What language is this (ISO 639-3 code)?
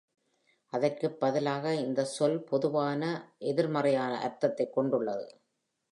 tam